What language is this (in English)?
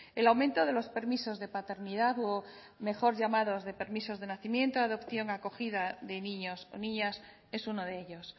Spanish